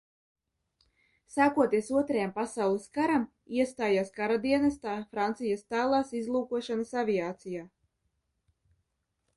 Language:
Latvian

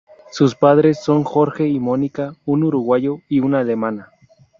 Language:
Spanish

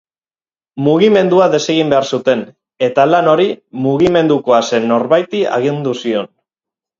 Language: Basque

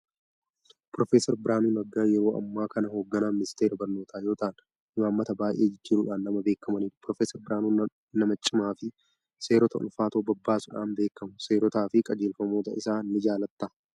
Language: Oromo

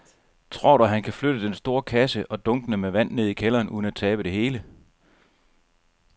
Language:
Danish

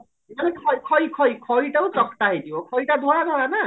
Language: Odia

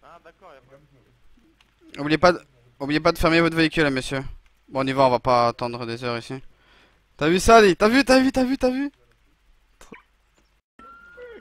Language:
French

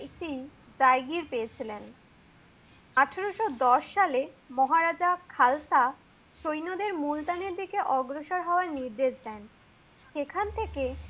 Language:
Bangla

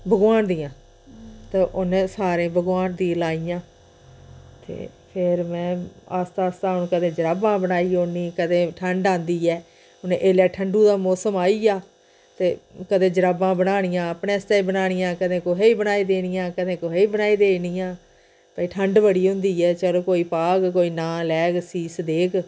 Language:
Dogri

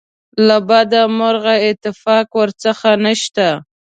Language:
Pashto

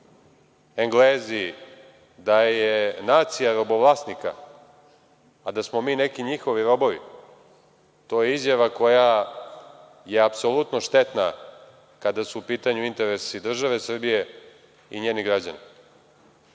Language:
Serbian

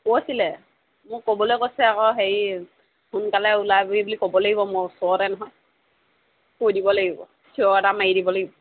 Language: Assamese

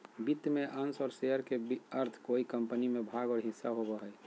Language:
Magahi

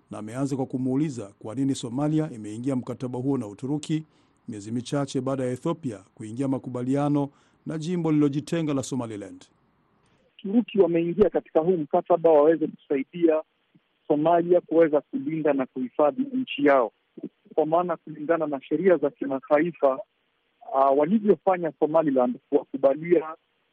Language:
Swahili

